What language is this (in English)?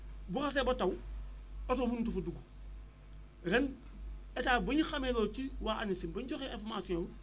Wolof